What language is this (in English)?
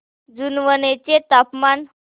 Marathi